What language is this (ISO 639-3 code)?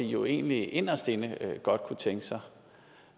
dan